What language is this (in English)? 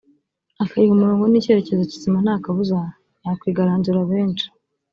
Kinyarwanda